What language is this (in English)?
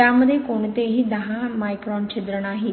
Marathi